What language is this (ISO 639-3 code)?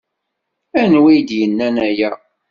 kab